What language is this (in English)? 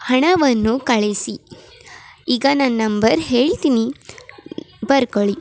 Kannada